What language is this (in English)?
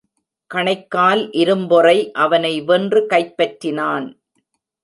Tamil